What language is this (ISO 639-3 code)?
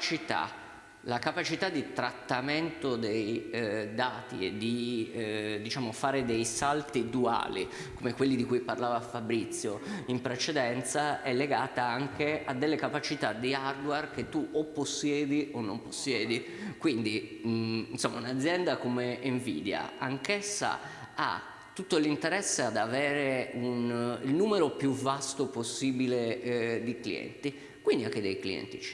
ita